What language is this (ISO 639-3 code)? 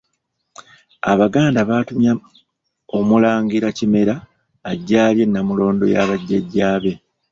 lug